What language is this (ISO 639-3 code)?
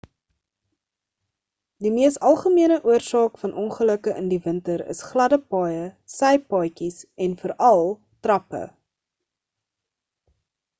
afr